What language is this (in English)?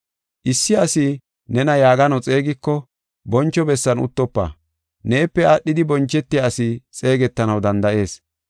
Gofa